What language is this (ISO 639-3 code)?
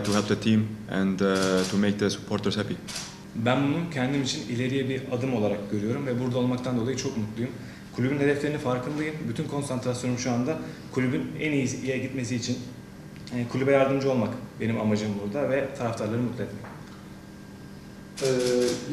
tur